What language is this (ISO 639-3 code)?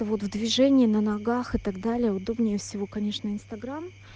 rus